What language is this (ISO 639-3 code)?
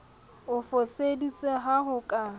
sot